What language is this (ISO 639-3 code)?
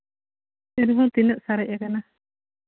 sat